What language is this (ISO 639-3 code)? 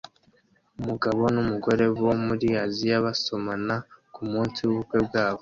kin